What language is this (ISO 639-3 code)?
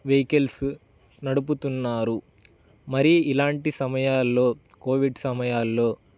tel